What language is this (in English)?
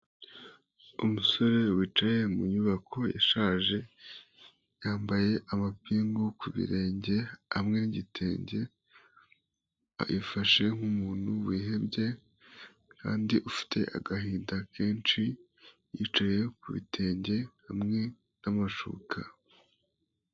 Kinyarwanda